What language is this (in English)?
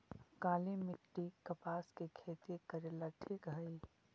Magahi